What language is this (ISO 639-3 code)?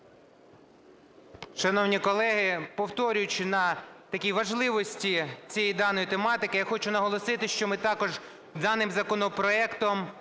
ukr